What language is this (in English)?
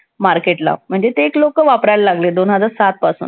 Marathi